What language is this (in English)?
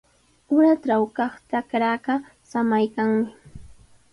Sihuas Ancash Quechua